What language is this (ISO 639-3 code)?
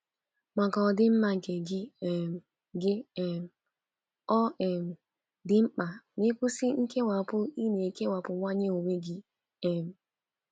ibo